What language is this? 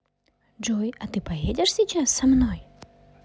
Russian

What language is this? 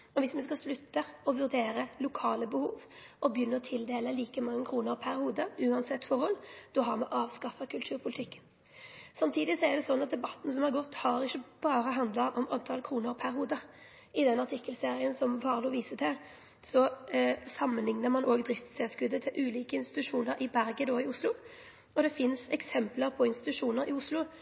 Norwegian Nynorsk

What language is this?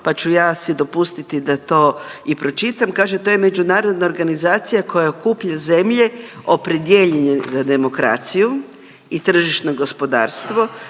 Croatian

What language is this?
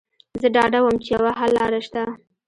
Pashto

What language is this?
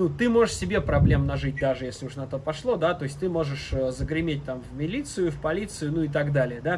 Russian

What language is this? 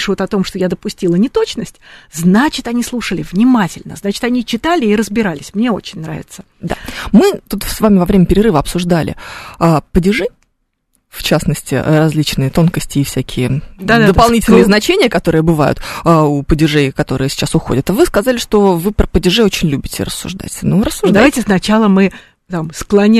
Russian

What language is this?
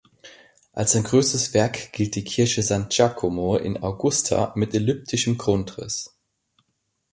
German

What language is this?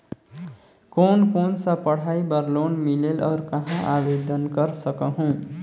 Chhattisgarhi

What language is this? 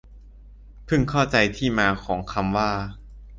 Thai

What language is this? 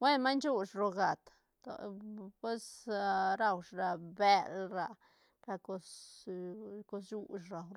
Santa Catarina Albarradas Zapotec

